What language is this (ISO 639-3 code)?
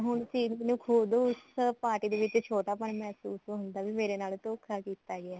pan